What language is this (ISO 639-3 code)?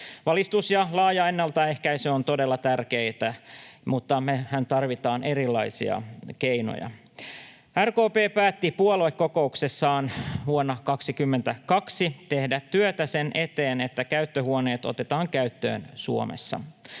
fin